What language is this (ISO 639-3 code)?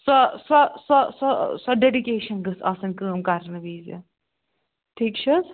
kas